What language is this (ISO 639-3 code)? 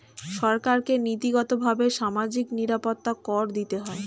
ben